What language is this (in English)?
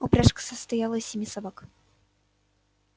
Russian